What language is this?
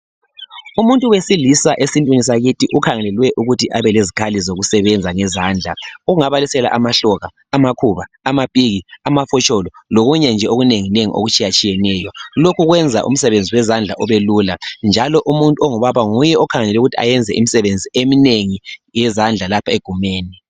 North Ndebele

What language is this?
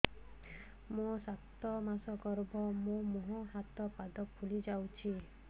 Odia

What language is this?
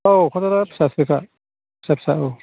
Bodo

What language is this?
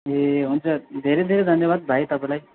Nepali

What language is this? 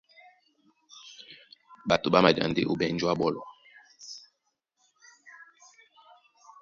Duala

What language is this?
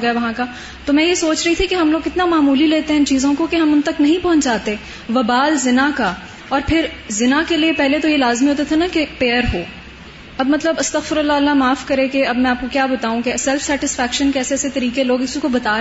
Urdu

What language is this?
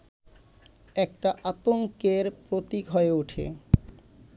Bangla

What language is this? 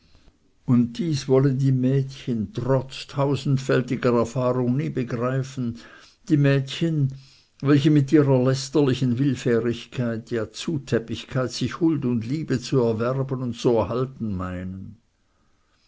German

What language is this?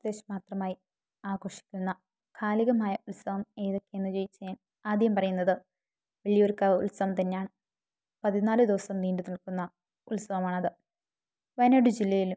Malayalam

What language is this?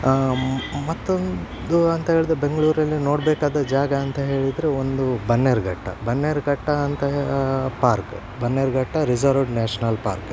Kannada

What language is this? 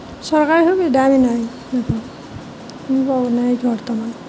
Assamese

